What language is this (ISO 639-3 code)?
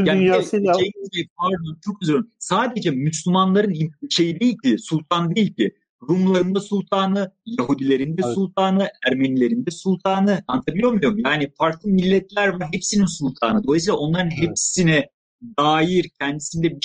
tur